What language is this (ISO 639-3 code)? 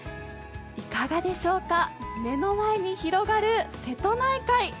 jpn